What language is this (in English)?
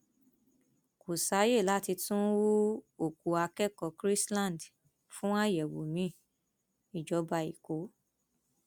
Yoruba